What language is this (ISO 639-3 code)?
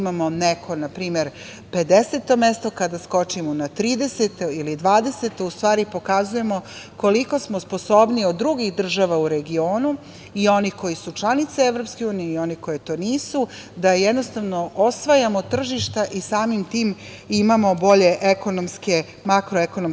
srp